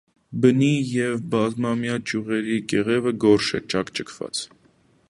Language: Armenian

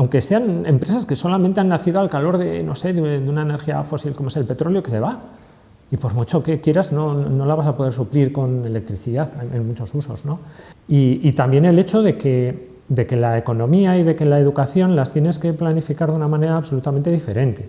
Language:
Spanish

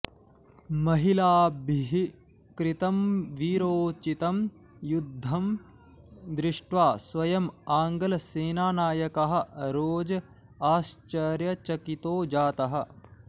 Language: Sanskrit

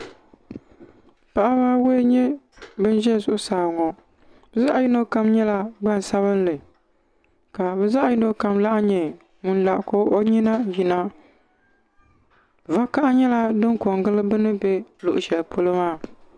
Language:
Dagbani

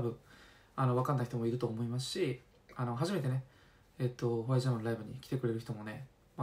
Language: Japanese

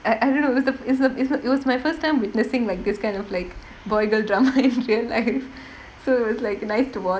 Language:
English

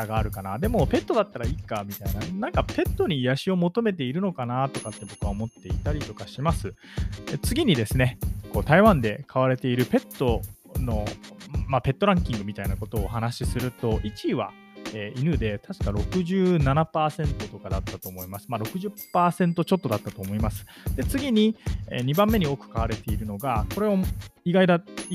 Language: Japanese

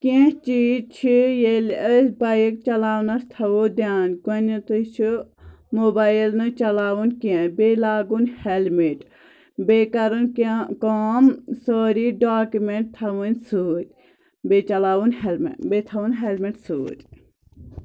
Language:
Kashmiri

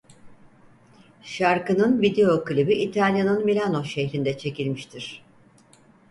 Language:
Turkish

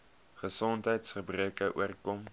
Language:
Afrikaans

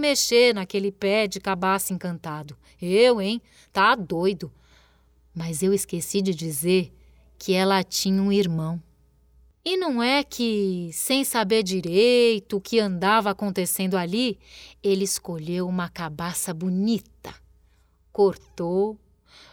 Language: Portuguese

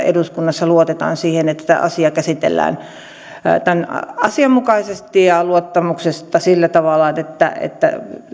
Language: Finnish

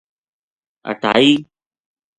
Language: Gujari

